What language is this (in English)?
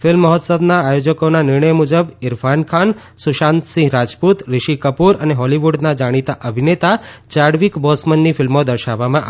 Gujarati